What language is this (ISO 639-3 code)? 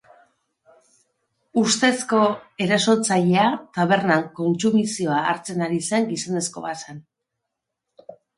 eus